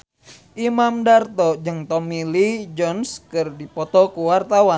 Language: Sundanese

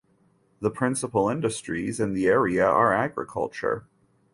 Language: English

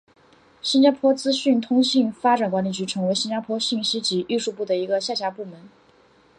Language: Chinese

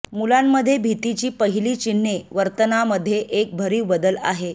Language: Marathi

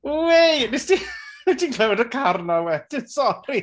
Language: Welsh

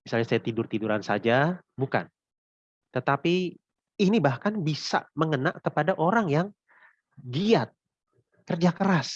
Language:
Indonesian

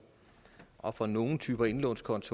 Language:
Danish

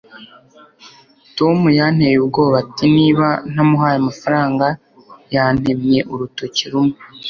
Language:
Kinyarwanda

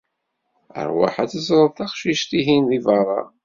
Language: Kabyle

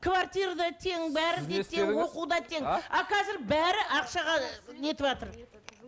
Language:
Kazakh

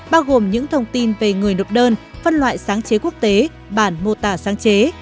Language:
Vietnamese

